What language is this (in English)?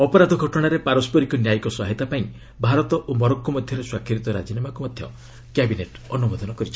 Odia